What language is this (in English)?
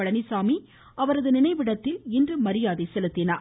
Tamil